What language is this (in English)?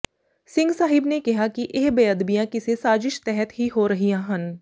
Punjabi